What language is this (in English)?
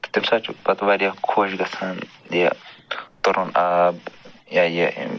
Kashmiri